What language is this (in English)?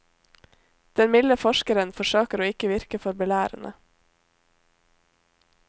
Norwegian